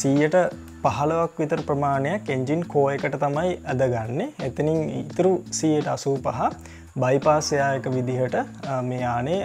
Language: Hindi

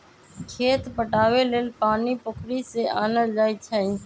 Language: Magahi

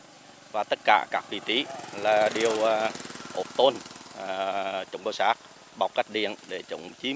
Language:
Vietnamese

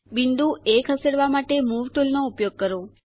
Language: Gujarati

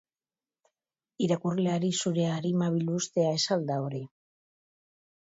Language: Basque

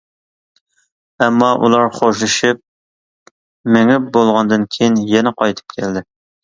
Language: Uyghur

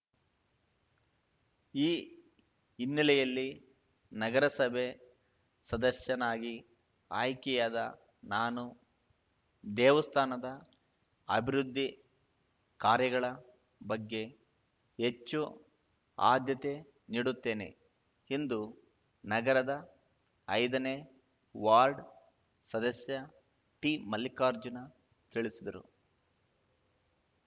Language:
Kannada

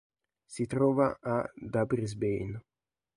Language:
Italian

